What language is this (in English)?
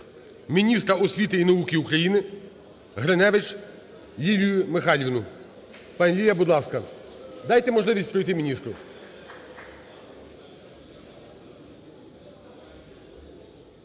Ukrainian